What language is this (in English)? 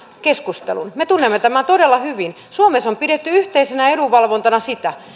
Finnish